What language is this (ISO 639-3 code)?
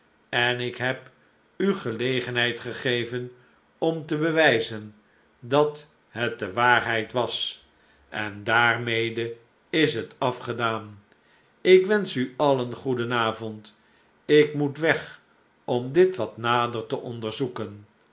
nld